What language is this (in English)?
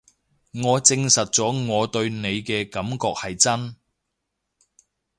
Cantonese